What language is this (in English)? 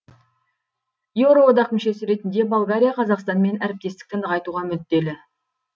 Kazakh